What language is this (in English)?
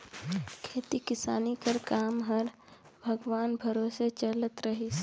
Chhattisgarhi